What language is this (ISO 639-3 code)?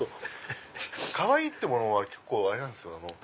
jpn